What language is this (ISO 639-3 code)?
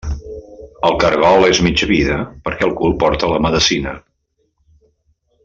cat